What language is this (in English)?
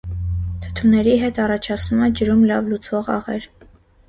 Armenian